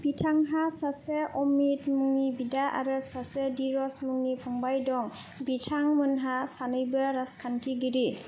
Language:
Bodo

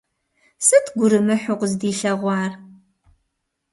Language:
Kabardian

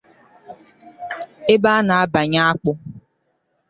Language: Igbo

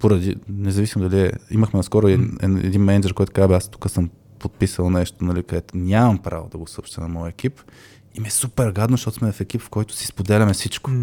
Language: Bulgarian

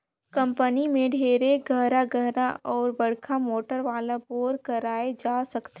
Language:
Chhattisgarhi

